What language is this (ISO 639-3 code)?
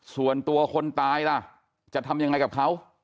tha